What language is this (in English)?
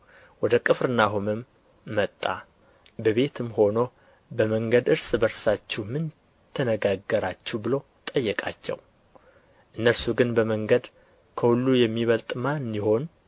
Amharic